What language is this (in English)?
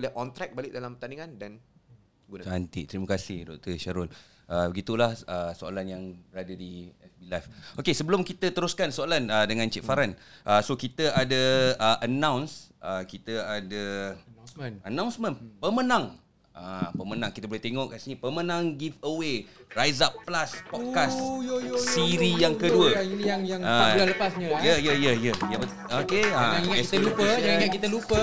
Malay